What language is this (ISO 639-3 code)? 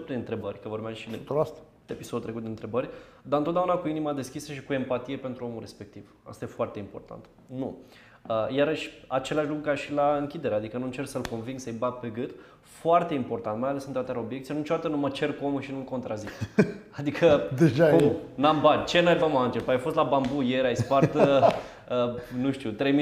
ron